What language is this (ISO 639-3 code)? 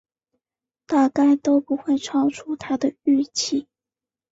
zho